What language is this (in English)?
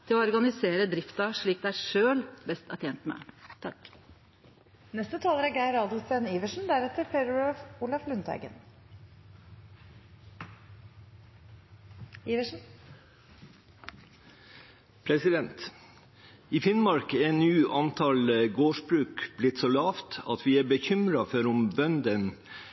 Norwegian